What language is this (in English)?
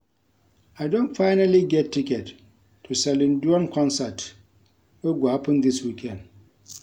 Nigerian Pidgin